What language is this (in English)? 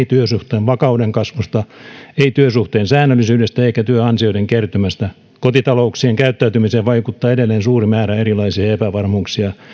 Finnish